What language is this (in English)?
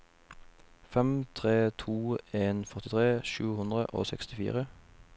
Norwegian